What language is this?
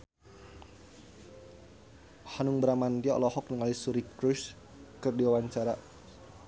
Sundanese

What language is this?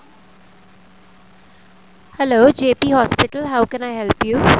Punjabi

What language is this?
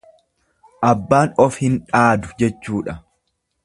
Oromo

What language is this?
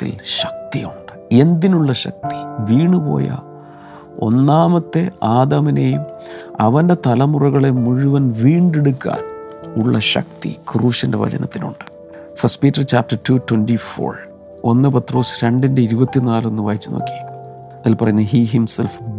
Malayalam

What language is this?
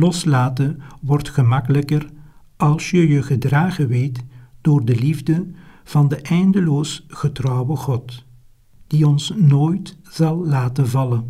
Dutch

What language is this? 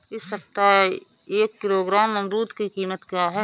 Hindi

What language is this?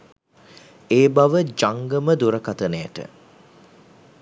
Sinhala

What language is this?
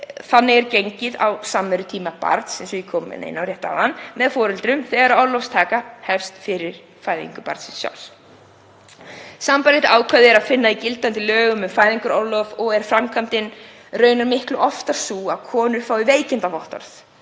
Icelandic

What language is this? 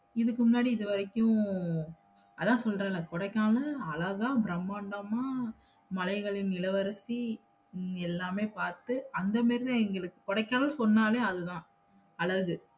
Tamil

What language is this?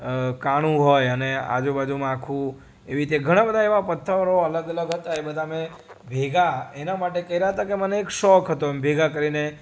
Gujarati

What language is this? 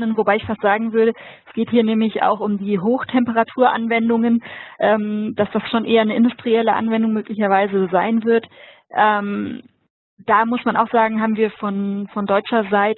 German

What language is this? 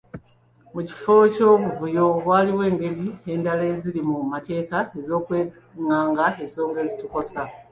Ganda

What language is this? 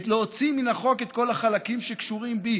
Hebrew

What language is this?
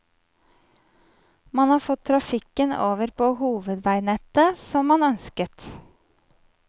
Norwegian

